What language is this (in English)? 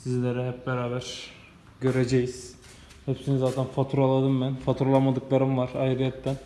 Turkish